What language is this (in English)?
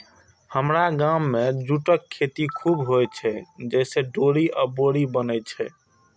Maithili